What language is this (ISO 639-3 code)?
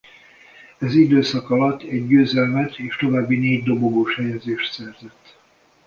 hun